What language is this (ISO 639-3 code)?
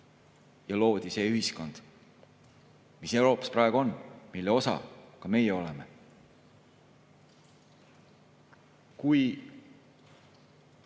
est